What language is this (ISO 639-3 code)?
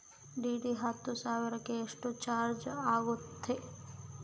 kan